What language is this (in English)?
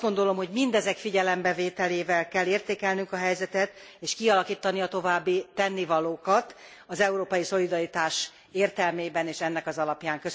Hungarian